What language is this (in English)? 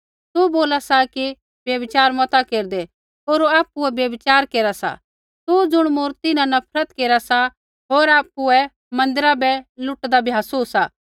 Kullu Pahari